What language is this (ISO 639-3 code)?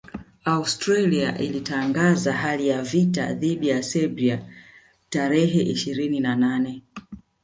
swa